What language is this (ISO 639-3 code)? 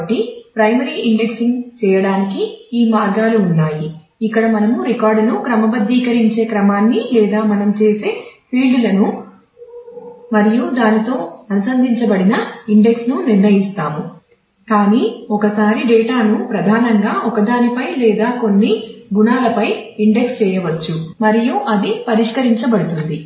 tel